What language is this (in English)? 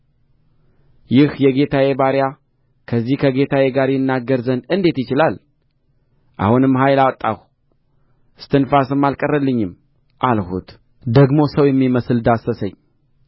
Amharic